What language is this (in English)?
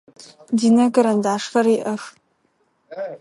Adyghe